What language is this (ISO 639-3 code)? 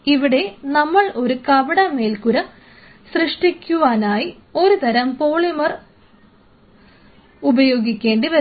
mal